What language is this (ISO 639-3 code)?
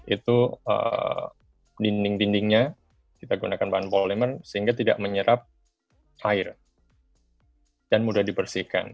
ind